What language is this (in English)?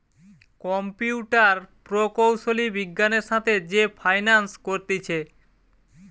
Bangla